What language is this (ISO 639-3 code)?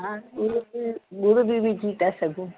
snd